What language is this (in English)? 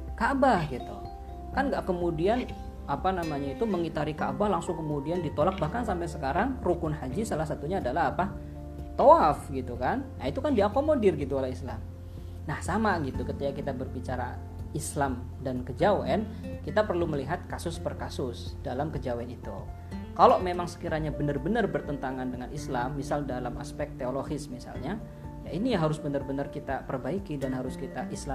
Indonesian